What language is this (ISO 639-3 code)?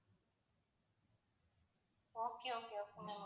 tam